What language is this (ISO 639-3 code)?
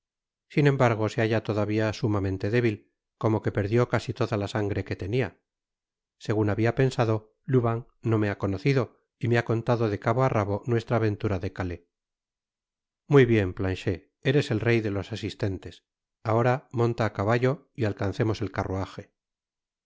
spa